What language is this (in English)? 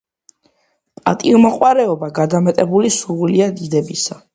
Georgian